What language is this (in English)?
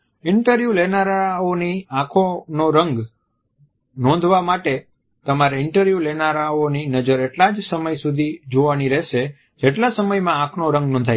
Gujarati